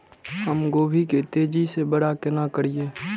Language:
Maithili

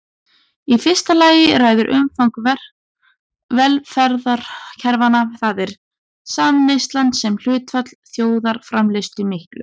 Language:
Icelandic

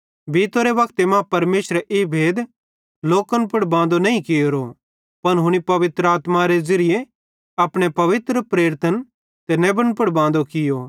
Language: Bhadrawahi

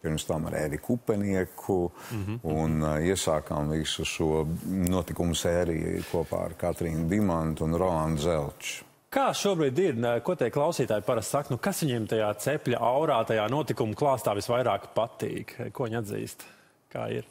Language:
Latvian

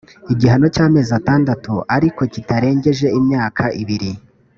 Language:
Kinyarwanda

